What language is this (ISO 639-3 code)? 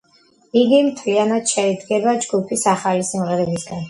kat